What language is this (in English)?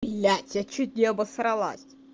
Russian